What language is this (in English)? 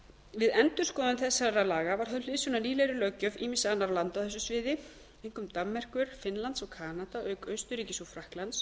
Icelandic